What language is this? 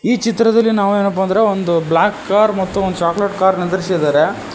Kannada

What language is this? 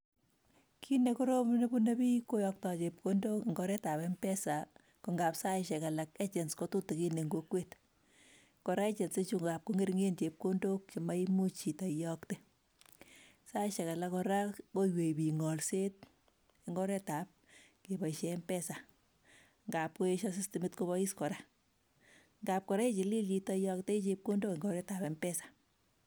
Kalenjin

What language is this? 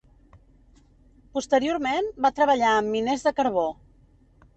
Catalan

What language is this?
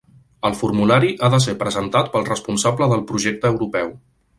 Catalan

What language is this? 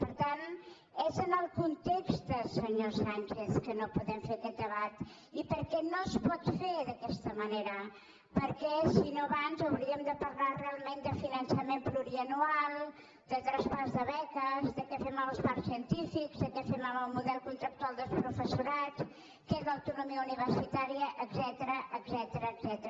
Catalan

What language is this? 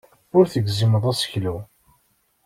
Kabyle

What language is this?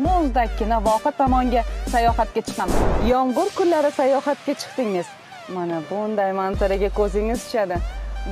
Turkish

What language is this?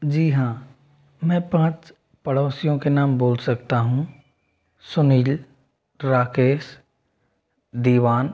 Hindi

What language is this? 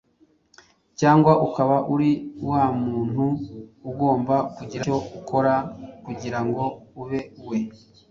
Kinyarwanda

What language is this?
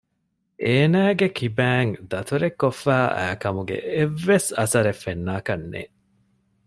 Divehi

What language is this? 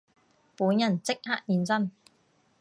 Cantonese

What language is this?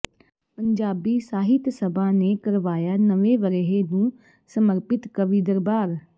Punjabi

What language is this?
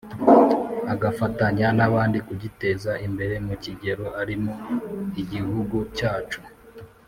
Kinyarwanda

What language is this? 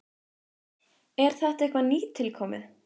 Icelandic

